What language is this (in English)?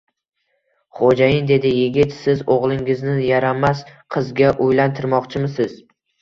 Uzbek